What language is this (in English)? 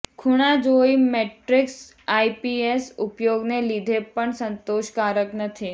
Gujarati